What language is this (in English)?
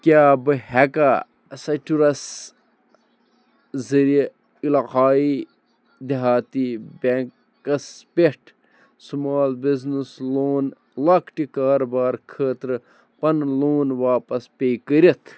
Kashmiri